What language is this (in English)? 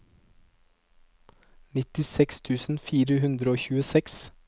Norwegian